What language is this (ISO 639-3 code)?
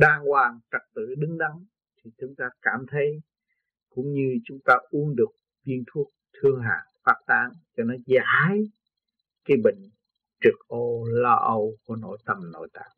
vie